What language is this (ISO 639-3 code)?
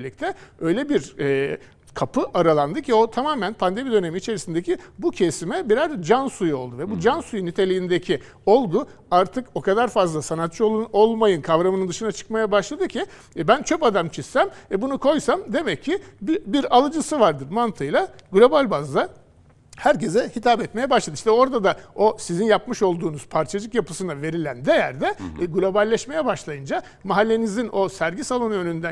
tur